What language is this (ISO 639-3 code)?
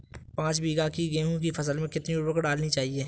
hin